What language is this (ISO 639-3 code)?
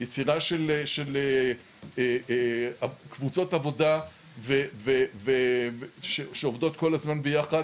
heb